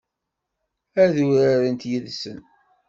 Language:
Kabyle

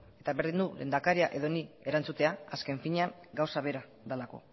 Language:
Basque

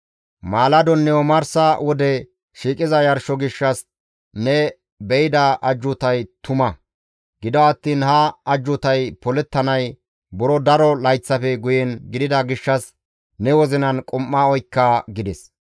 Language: Gamo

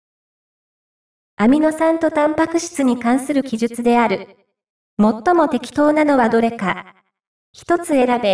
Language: Japanese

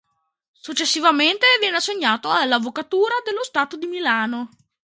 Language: Italian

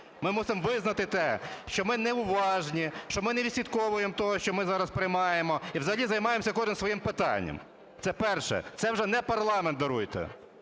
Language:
Ukrainian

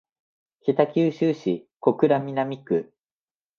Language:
Japanese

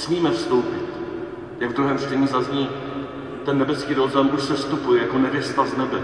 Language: Czech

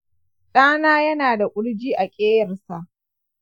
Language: Hausa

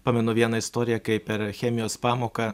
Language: Lithuanian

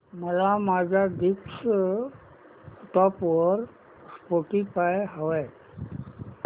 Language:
Marathi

